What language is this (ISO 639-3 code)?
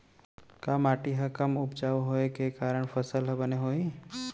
hne